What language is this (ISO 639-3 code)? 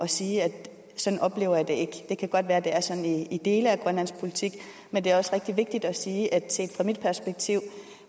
dan